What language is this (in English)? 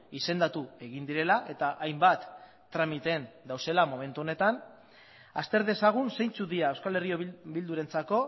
Basque